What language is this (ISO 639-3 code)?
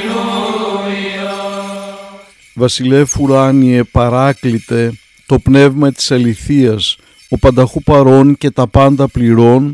ell